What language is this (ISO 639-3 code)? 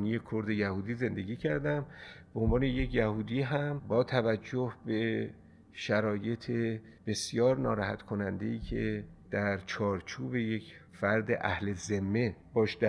fas